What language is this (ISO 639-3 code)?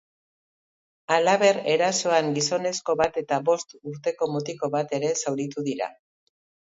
eus